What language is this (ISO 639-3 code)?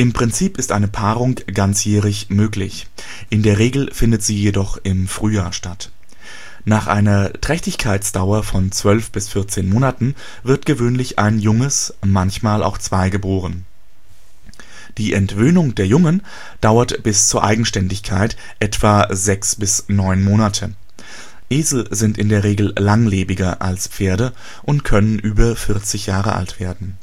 deu